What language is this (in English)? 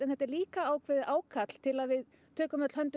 Icelandic